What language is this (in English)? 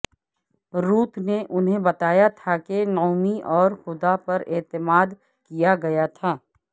Urdu